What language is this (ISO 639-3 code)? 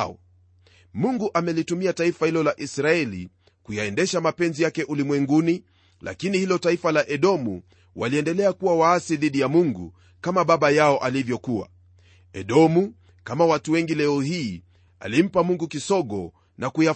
swa